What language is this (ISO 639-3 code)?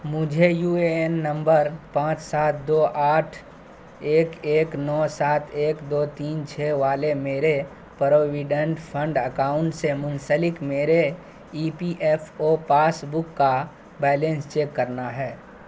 urd